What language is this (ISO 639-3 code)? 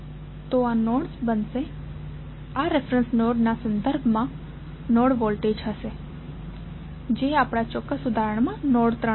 guj